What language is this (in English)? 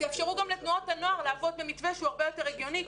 Hebrew